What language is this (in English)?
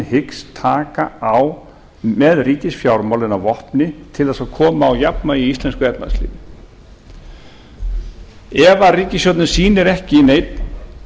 Icelandic